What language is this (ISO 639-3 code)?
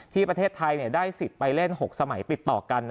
tha